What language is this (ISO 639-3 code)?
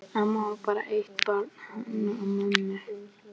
isl